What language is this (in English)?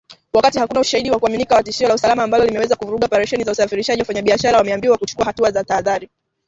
Swahili